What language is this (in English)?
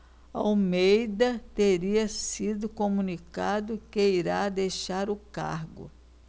Portuguese